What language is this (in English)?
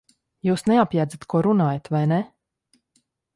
Latvian